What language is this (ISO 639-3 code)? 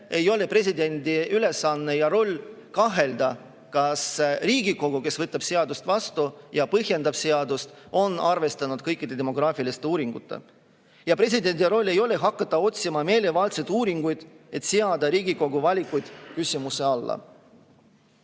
est